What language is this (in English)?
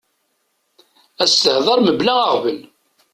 Kabyle